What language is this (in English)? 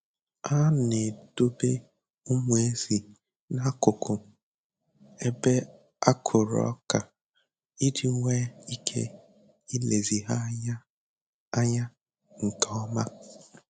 Igbo